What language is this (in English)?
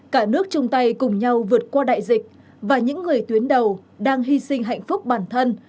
Vietnamese